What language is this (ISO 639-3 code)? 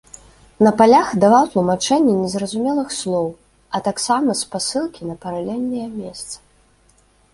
bel